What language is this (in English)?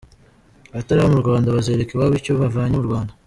Kinyarwanda